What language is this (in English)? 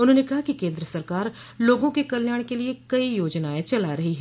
Hindi